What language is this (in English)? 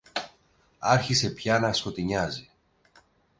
Greek